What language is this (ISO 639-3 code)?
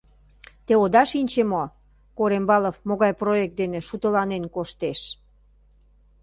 chm